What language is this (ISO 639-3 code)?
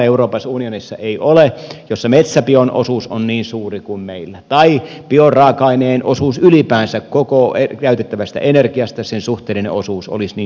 fin